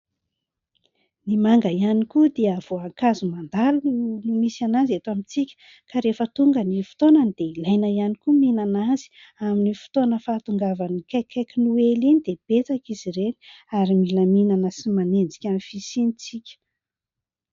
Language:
Malagasy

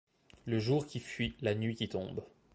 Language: French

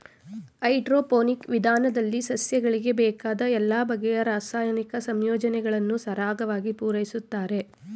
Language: Kannada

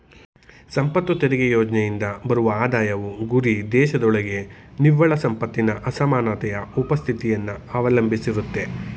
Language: Kannada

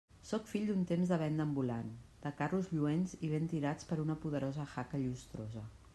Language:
Catalan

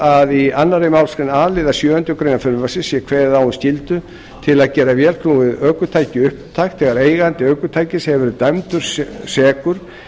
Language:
Icelandic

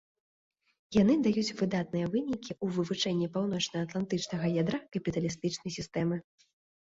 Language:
Belarusian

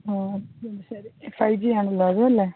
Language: Malayalam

